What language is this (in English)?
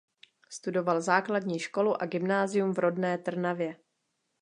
Czech